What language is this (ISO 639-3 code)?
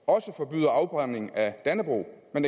dan